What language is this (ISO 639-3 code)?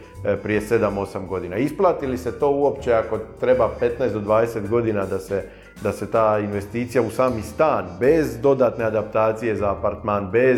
hrv